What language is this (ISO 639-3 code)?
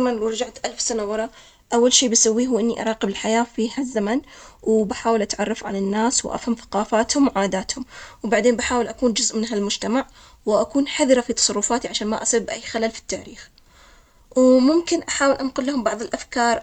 acx